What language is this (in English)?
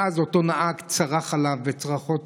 Hebrew